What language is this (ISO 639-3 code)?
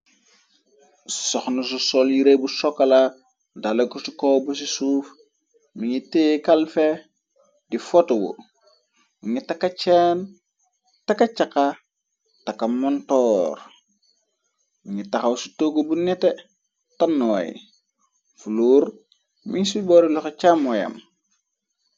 wol